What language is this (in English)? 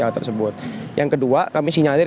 Indonesian